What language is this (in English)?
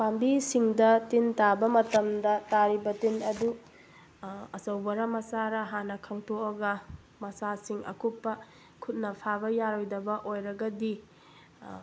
Manipuri